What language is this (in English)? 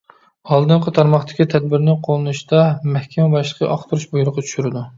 Uyghur